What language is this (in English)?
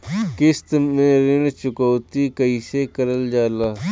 Bhojpuri